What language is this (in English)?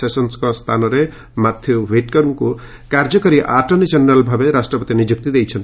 Odia